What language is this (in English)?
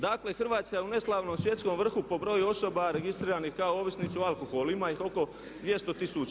Croatian